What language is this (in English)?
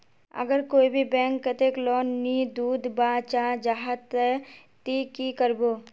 Magahi